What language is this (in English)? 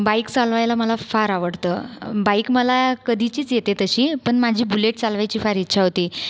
Marathi